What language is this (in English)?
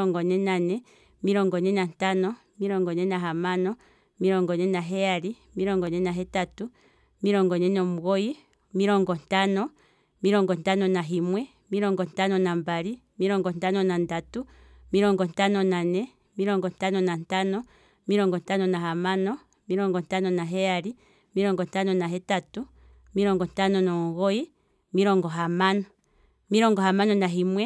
Kwambi